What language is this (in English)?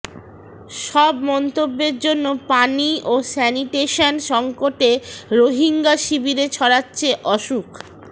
Bangla